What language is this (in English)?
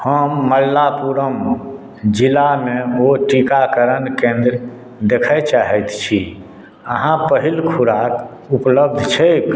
Maithili